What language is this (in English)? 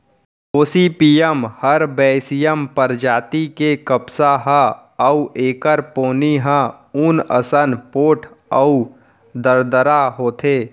Chhattisgarhi